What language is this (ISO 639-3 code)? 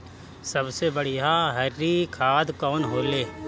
bho